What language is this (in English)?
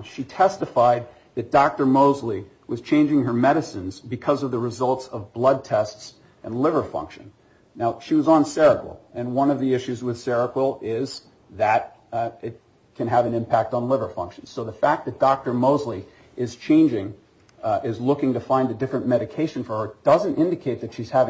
English